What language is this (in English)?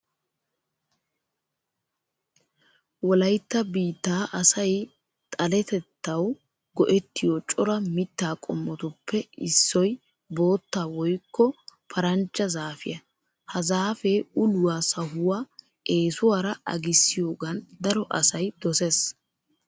Wolaytta